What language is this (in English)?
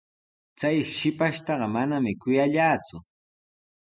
Sihuas Ancash Quechua